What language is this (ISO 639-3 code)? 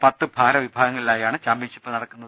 mal